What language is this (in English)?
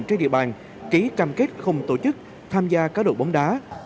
Vietnamese